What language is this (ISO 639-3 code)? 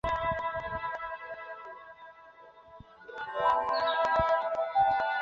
zho